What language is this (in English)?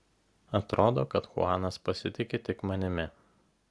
Lithuanian